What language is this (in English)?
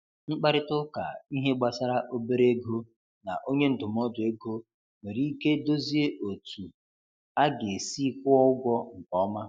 Igbo